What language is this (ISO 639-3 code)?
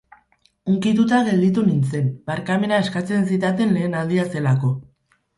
eus